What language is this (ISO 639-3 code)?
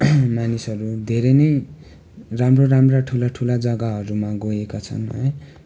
nep